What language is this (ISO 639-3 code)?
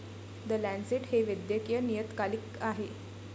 mar